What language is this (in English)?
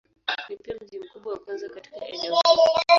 Swahili